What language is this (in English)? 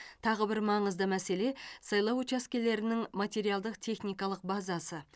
Kazakh